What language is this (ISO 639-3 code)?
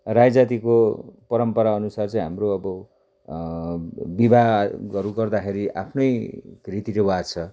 nep